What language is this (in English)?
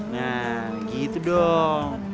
Indonesian